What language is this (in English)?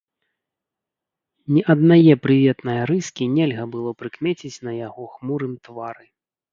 Belarusian